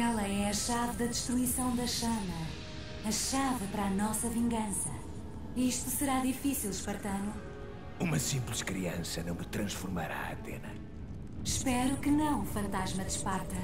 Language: Portuguese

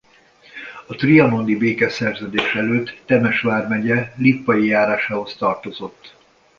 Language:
Hungarian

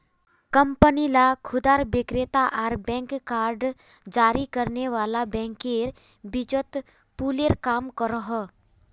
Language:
Magahi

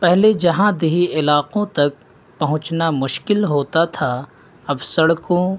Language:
Urdu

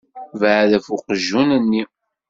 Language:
Kabyle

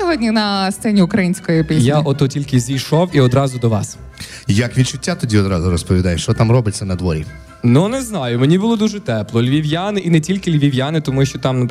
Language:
Ukrainian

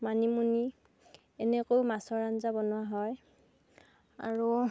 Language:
Assamese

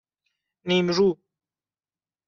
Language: Persian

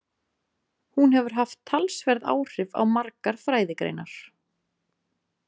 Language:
Icelandic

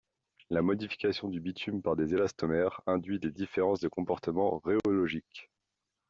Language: French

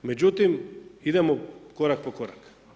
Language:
Croatian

